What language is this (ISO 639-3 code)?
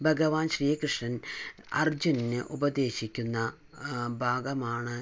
mal